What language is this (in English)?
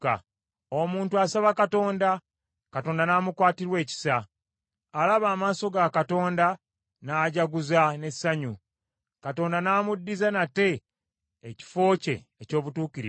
Ganda